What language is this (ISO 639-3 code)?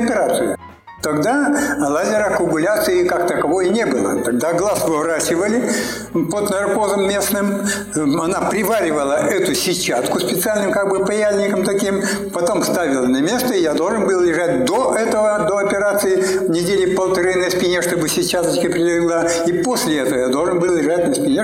rus